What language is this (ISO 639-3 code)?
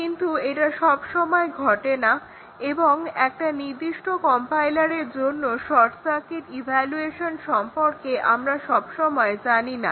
ben